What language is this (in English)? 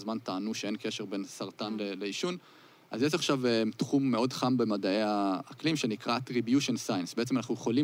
Hebrew